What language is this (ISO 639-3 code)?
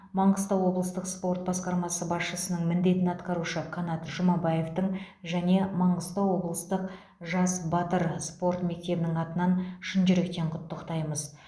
kaz